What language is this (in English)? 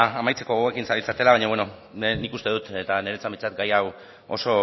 Basque